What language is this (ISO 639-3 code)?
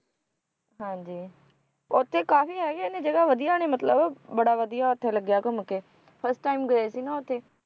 pan